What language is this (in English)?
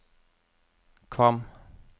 Norwegian